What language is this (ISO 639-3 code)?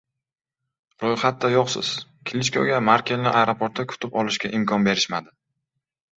uzb